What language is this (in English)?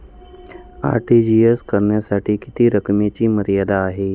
Marathi